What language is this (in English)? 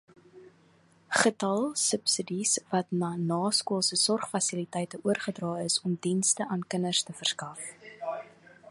Afrikaans